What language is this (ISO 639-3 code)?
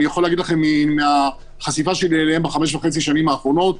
heb